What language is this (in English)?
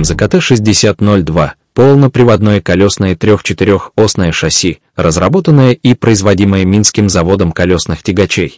Russian